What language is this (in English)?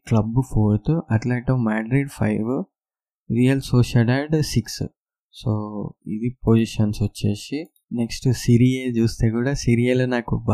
Telugu